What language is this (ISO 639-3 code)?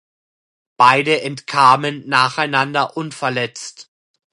deu